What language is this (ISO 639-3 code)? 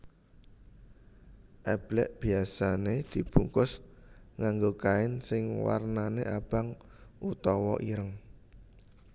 jav